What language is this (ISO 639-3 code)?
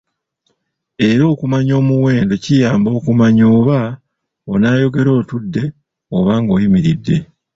lug